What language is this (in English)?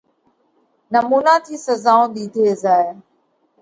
Parkari Koli